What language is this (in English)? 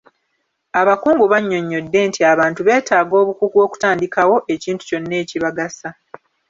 Ganda